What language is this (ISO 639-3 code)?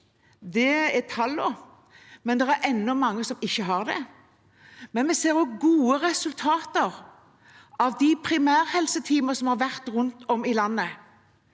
nor